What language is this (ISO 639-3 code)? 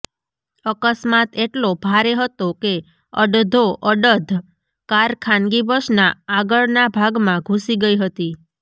guj